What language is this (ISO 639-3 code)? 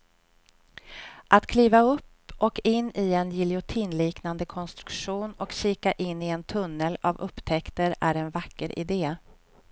swe